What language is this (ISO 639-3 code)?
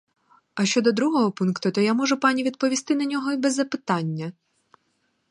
ukr